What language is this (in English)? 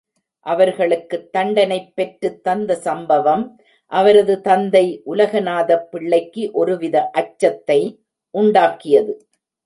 Tamil